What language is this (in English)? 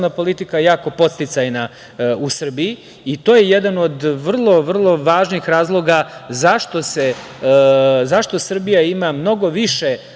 Serbian